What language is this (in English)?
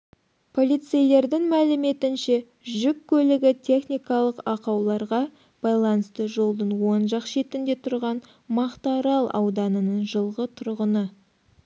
Kazakh